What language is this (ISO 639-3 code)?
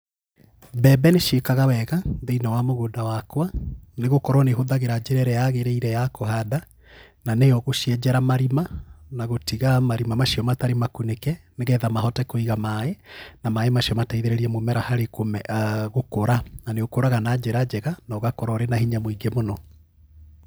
kik